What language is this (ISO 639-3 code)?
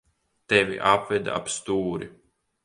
lav